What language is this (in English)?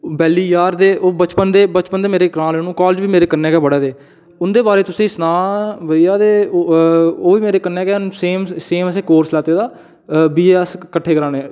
Dogri